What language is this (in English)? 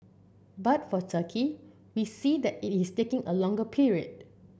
English